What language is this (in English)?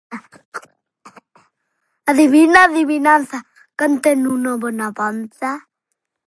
Galician